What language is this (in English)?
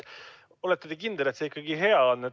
Estonian